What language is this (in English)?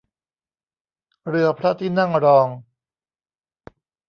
Thai